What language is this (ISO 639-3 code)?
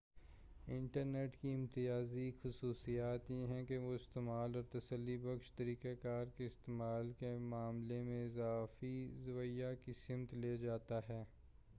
urd